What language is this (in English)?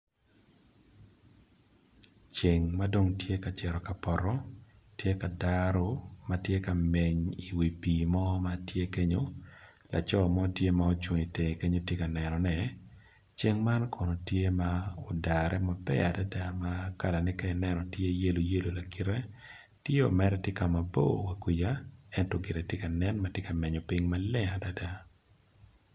Acoli